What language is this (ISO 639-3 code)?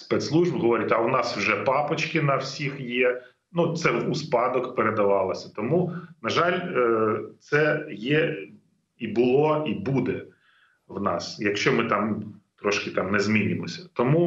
ukr